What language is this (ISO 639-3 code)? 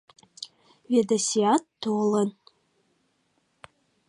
chm